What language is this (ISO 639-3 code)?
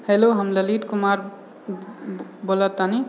mai